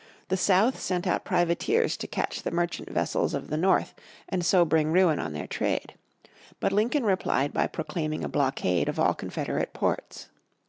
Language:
English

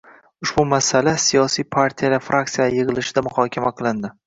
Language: Uzbek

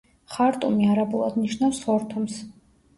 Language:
Georgian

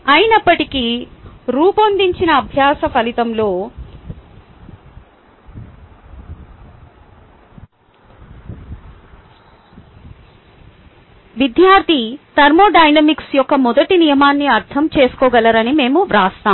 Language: Telugu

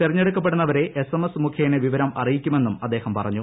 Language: Malayalam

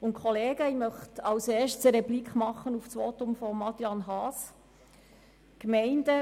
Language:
Swiss German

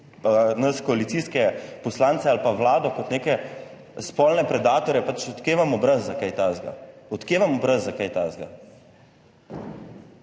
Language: Slovenian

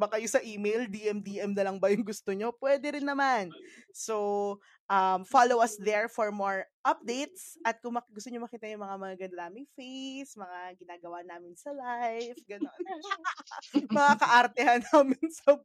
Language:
Filipino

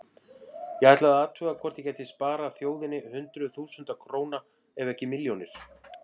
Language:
Icelandic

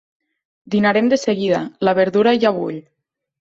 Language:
Catalan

